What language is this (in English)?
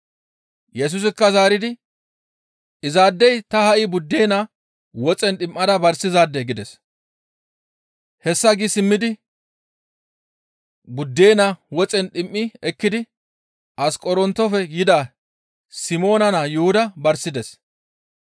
Gamo